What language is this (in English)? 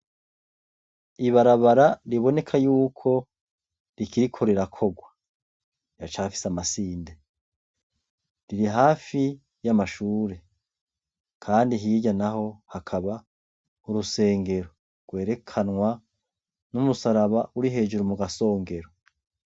Rundi